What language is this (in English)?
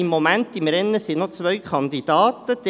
Swiss German